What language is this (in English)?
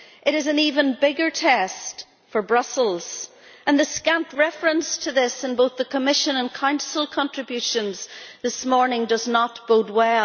English